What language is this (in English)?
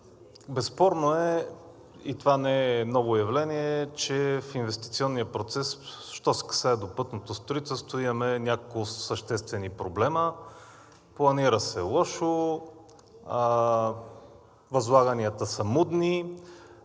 Bulgarian